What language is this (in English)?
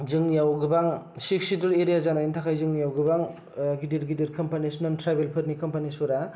Bodo